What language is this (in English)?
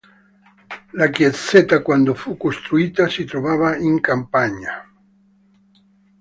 Italian